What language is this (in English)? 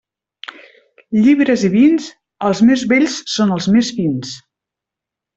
Catalan